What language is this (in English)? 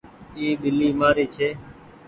Goaria